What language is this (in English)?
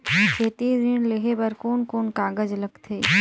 Chhattisgarhi